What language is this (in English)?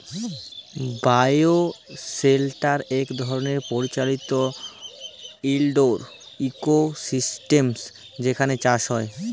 Bangla